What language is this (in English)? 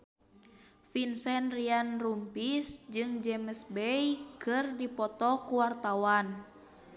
Sundanese